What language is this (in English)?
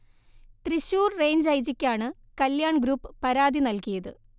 Malayalam